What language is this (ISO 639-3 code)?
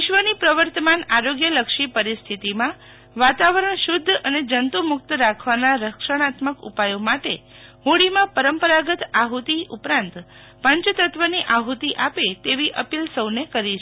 guj